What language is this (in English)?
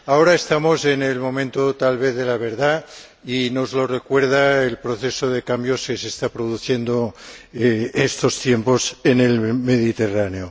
Spanish